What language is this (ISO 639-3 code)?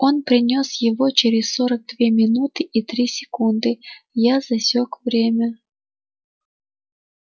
rus